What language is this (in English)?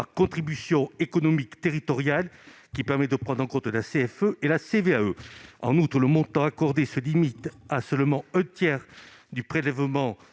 French